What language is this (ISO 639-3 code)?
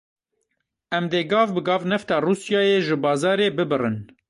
kur